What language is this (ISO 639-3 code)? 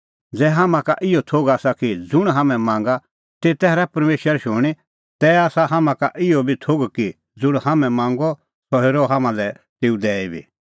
kfx